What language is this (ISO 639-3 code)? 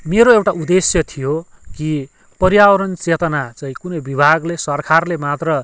nep